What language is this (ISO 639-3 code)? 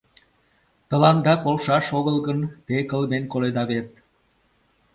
chm